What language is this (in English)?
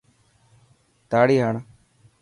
Dhatki